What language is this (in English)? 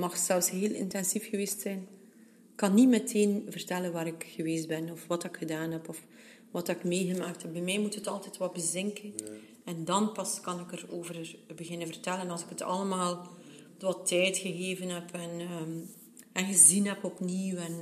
Dutch